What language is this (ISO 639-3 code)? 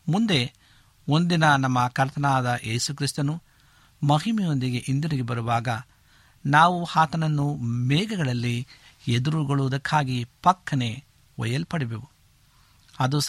kan